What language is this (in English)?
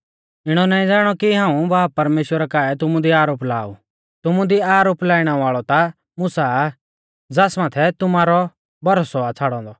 Mahasu Pahari